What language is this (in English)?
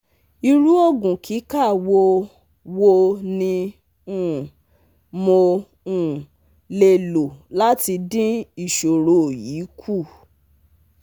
Yoruba